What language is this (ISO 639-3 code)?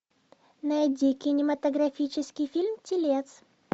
rus